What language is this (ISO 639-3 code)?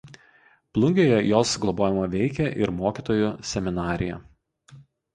lit